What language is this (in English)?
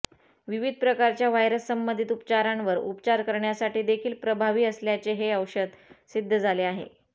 Marathi